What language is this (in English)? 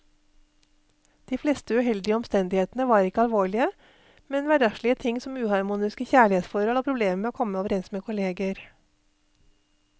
Norwegian